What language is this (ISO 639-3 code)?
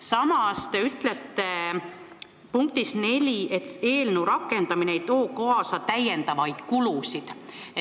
est